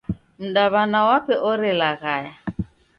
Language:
Taita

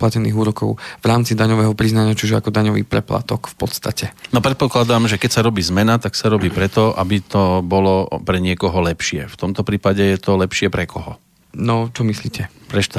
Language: Slovak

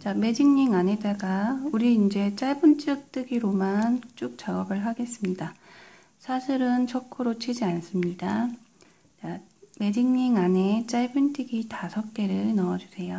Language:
Korean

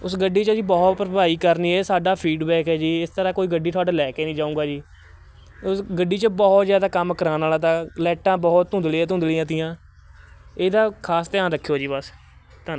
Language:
Punjabi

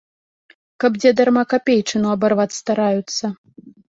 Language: Belarusian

